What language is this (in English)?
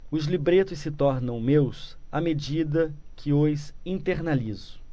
Portuguese